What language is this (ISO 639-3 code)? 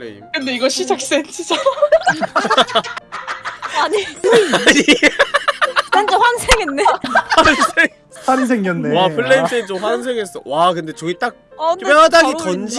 kor